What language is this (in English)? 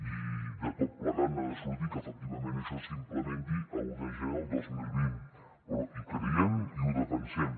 Catalan